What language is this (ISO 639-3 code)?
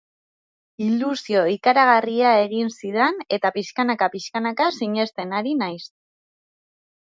eus